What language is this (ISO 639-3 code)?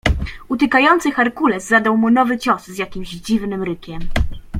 pol